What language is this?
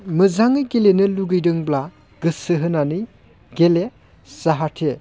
Bodo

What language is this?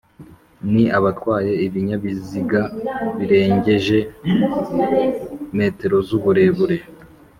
Kinyarwanda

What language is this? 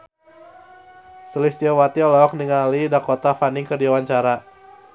Sundanese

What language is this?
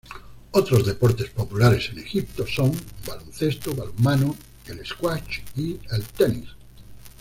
Spanish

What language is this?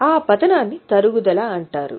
Telugu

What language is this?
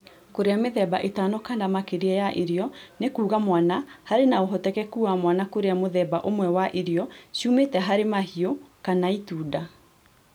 Kikuyu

